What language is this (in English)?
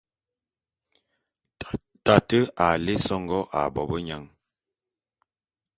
Bulu